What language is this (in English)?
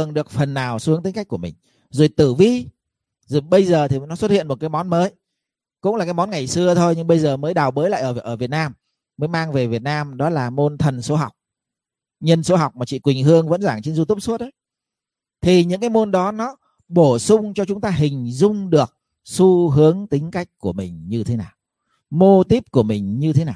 Vietnamese